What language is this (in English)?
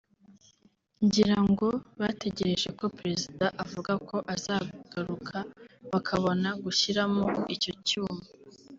Kinyarwanda